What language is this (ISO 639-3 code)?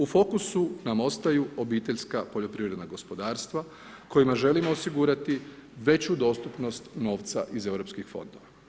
hrv